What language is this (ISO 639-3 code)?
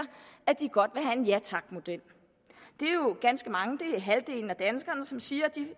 dan